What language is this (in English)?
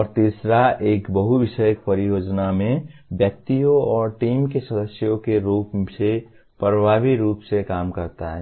Hindi